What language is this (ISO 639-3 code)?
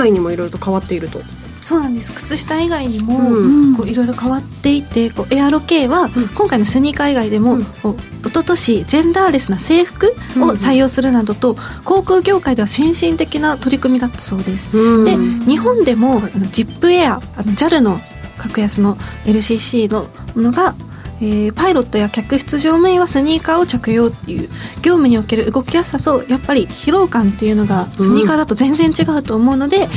jpn